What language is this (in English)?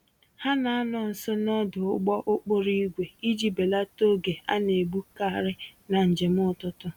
Igbo